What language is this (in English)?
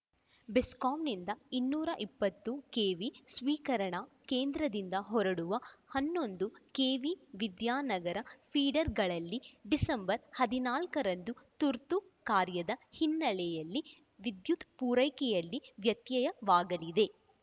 Kannada